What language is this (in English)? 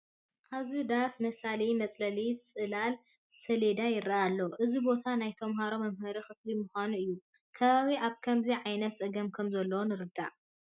Tigrinya